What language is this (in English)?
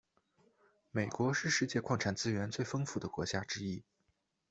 Chinese